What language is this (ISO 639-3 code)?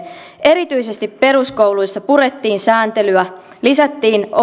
fin